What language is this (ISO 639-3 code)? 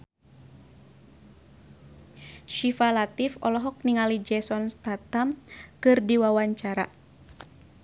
sun